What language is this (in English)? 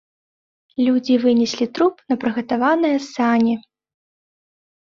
Belarusian